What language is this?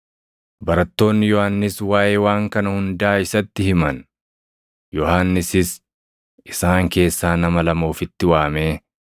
Oromo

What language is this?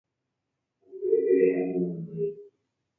Guarani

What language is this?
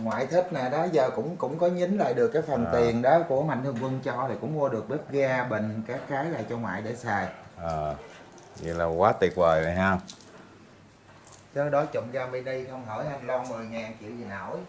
Vietnamese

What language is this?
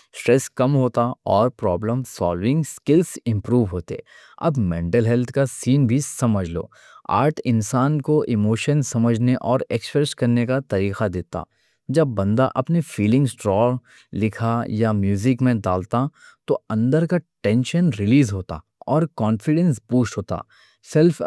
Deccan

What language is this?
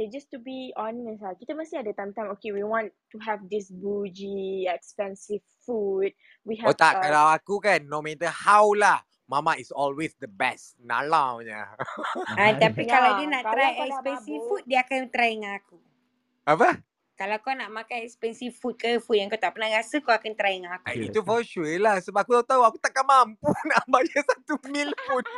Malay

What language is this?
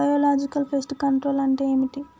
Telugu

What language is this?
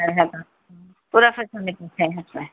Urdu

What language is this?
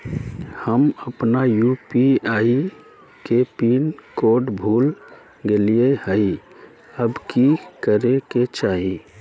Magahi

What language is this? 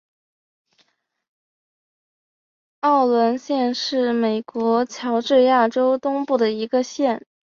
Chinese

